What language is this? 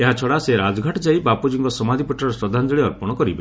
Odia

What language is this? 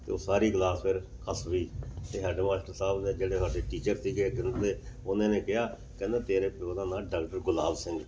Punjabi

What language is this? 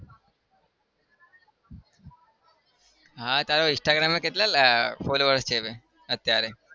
Gujarati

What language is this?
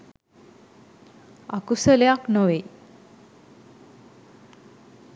Sinhala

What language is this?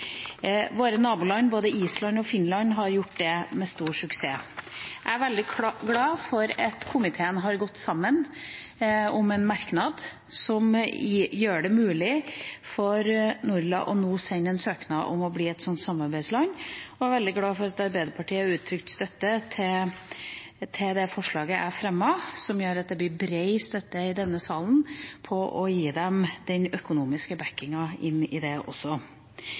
Norwegian Bokmål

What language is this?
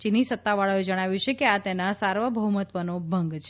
Gujarati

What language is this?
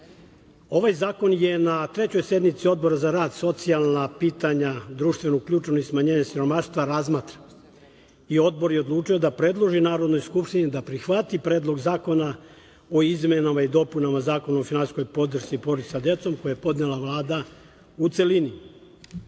Serbian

